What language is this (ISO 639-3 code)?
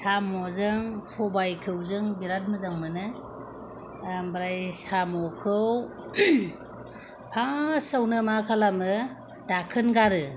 brx